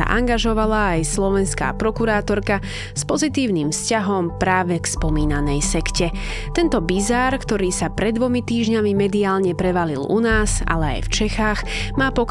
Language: Slovak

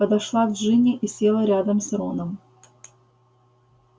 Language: Russian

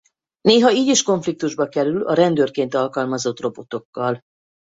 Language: Hungarian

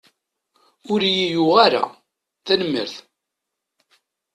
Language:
Kabyle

